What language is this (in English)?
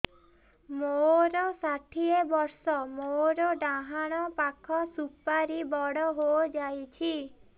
Odia